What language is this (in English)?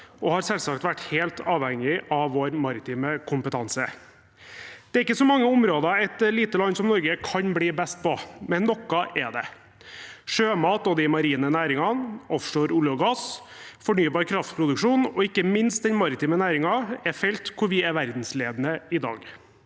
Norwegian